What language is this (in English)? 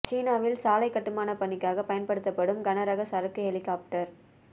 Tamil